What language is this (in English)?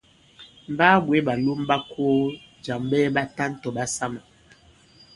Bankon